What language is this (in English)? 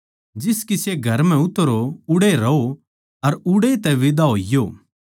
Haryanvi